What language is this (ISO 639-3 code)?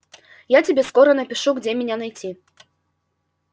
rus